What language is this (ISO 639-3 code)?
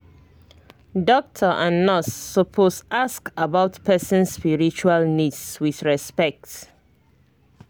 pcm